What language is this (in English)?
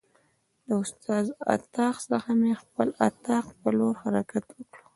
Pashto